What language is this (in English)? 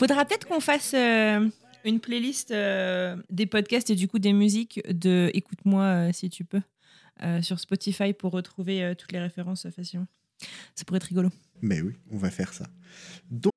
French